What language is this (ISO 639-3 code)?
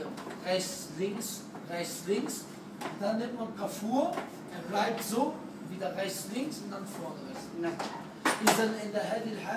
ara